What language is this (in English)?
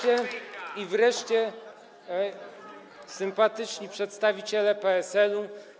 Polish